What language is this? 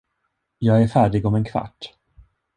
Swedish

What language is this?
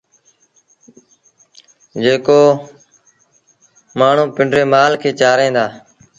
Sindhi Bhil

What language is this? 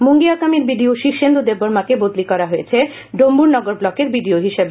Bangla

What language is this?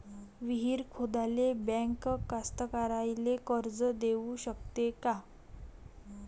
Marathi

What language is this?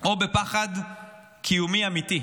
Hebrew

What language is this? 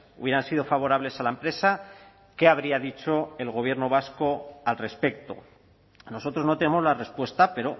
Spanish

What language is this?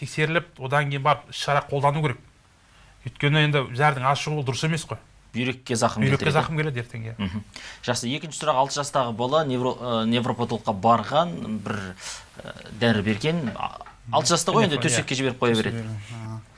Turkish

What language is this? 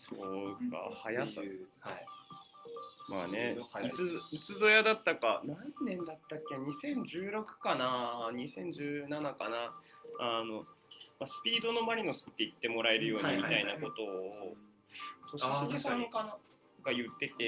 Japanese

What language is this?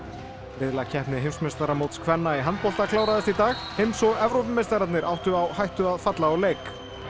Icelandic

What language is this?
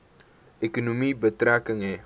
Afrikaans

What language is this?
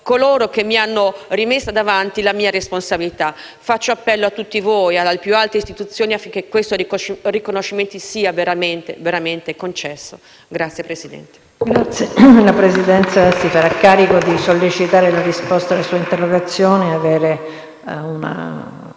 Italian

